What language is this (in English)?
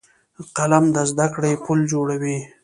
Pashto